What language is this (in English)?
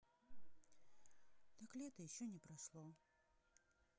Russian